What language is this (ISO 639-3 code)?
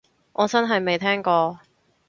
yue